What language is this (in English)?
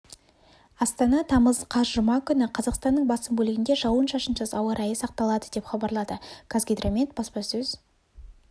Kazakh